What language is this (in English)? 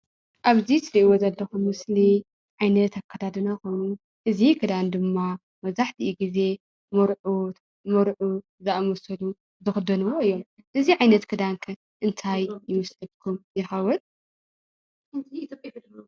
Tigrinya